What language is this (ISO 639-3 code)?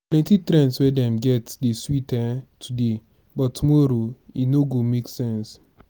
pcm